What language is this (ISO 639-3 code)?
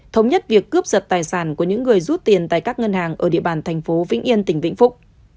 vie